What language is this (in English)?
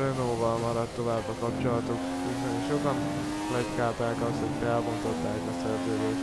Hungarian